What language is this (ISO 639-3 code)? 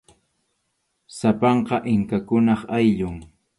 qxu